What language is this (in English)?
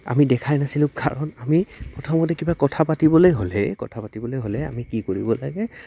Assamese